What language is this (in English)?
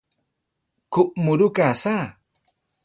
Central Tarahumara